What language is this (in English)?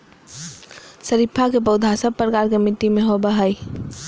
Magahi